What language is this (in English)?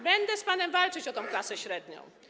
Polish